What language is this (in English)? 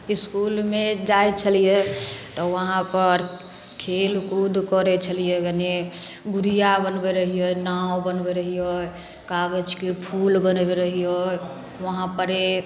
Maithili